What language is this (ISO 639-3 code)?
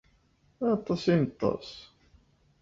kab